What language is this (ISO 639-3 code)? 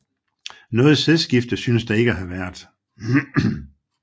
dan